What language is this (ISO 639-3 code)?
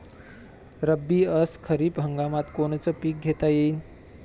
mar